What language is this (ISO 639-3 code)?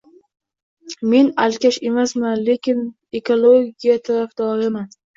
uzb